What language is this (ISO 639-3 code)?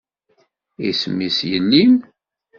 kab